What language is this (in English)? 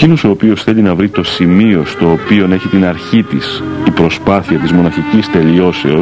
Greek